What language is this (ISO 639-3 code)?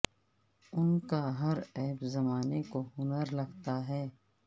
urd